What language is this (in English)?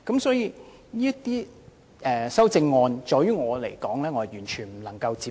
Cantonese